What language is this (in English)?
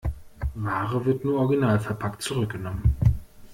German